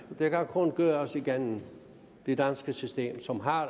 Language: Danish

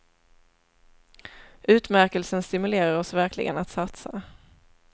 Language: Swedish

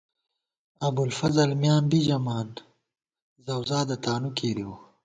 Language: Gawar-Bati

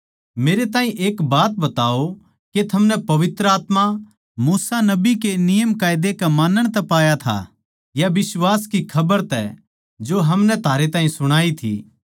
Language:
Haryanvi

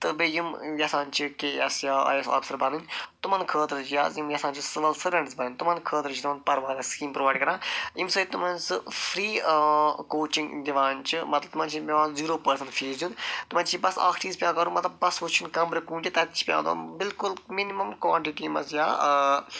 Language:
Kashmiri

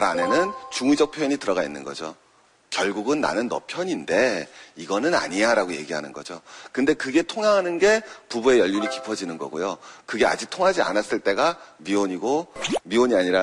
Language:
Korean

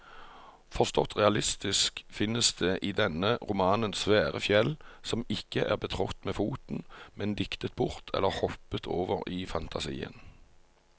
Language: Norwegian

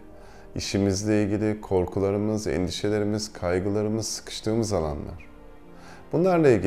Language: Turkish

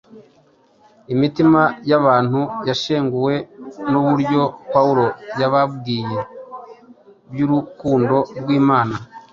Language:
Kinyarwanda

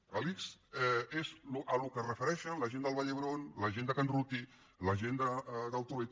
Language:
Catalan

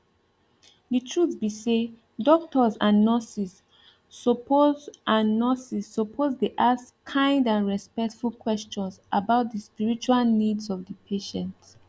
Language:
Nigerian Pidgin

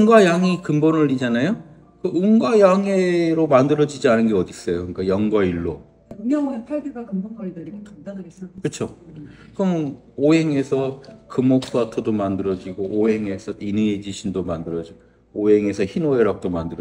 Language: Korean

